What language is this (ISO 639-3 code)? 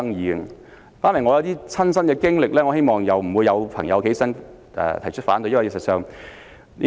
yue